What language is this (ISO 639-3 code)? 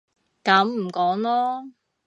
yue